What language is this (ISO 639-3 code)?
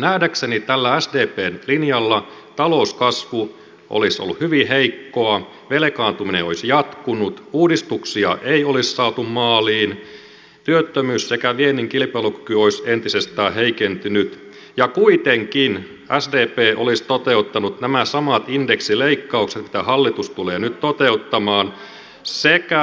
fin